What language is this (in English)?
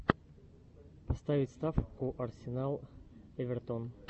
Russian